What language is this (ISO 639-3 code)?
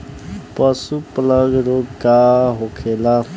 bho